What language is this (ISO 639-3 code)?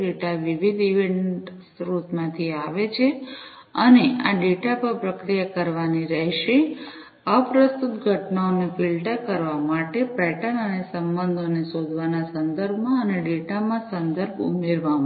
guj